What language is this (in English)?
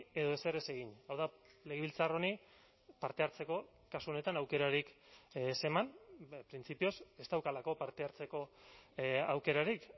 Basque